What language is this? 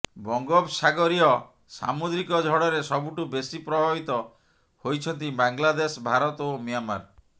Odia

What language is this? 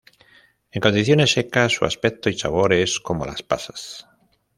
Spanish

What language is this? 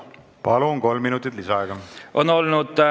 Estonian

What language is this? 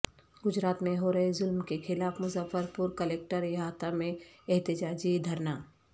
Urdu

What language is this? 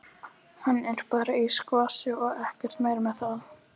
Icelandic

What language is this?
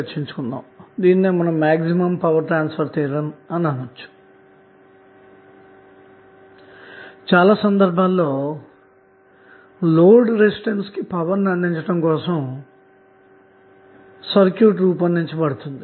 Telugu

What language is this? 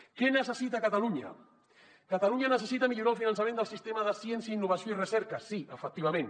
Catalan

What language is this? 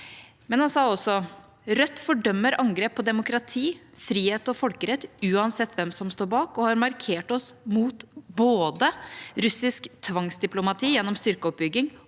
Norwegian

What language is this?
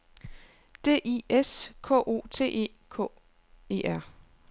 Danish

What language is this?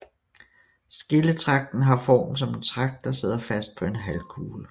Danish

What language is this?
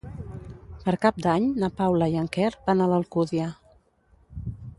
Catalan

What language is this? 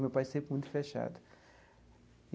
Portuguese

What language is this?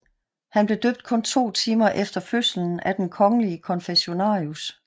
Danish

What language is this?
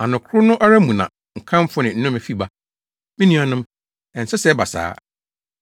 Akan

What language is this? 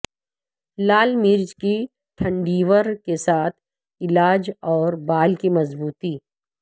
Urdu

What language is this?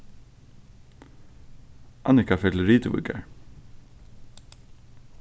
Faroese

